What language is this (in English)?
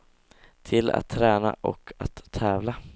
Swedish